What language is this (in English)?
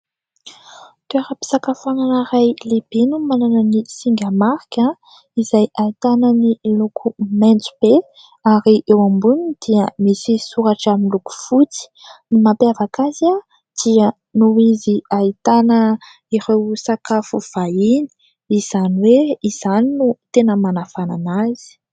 Malagasy